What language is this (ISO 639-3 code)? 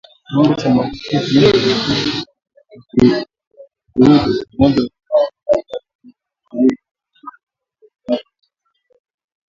swa